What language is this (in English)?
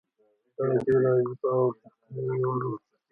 Pashto